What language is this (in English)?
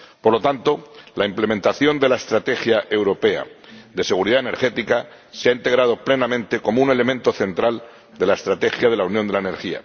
Spanish